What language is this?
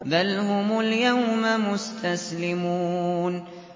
Arabic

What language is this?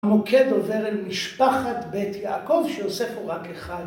Hebrew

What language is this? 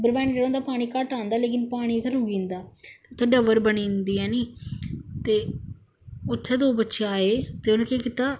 Dogri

